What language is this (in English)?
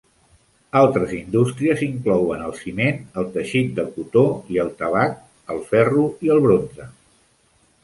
Catalan